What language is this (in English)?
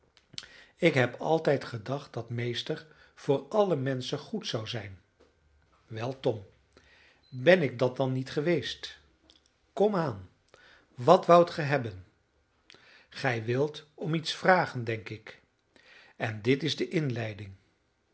Dutch